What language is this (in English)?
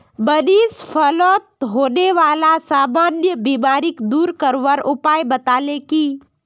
Magahi